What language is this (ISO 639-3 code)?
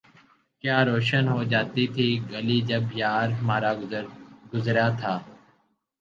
urd